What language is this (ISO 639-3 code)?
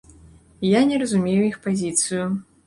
bel